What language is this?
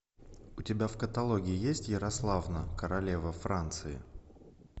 Russian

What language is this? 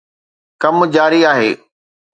Sindhi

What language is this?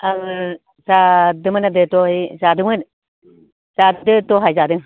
Bodo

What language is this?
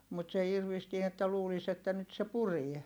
Finnish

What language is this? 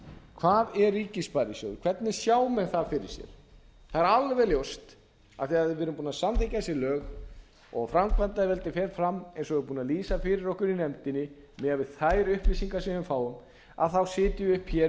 Icelandic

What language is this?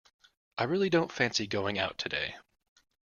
English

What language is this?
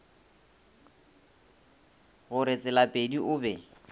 Northern Sotho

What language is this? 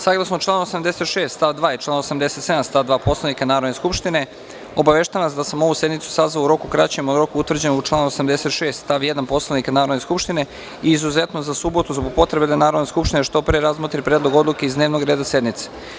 Serbian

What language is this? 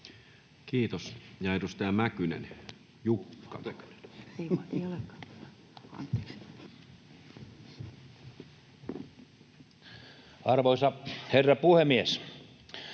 Finnish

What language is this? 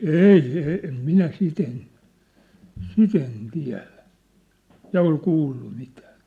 Finnish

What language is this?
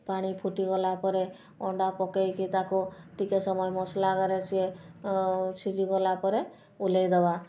Odia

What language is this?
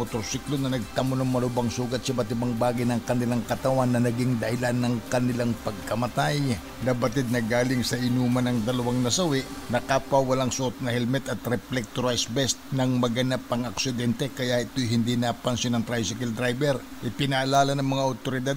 Filipino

